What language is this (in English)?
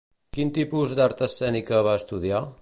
Catalan